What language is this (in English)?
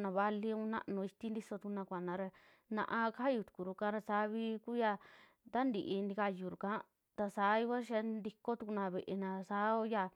Western Juxtlahuaca Mixtec